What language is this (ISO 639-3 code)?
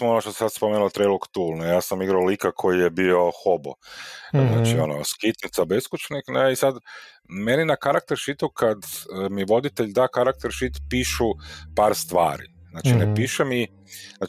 hrv